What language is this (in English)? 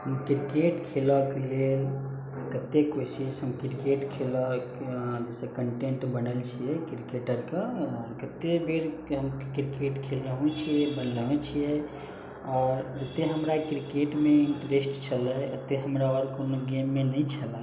Maithili